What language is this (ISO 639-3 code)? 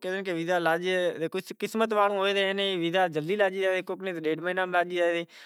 gjk